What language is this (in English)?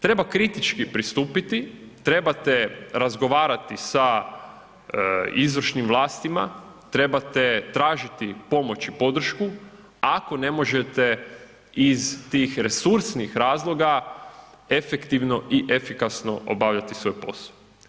Croatian